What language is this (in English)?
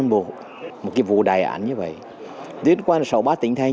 Vietnamese